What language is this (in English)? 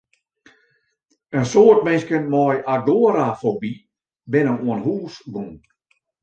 Western Frisian